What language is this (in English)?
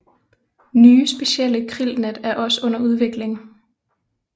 Danish